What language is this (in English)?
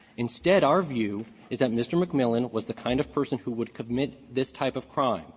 English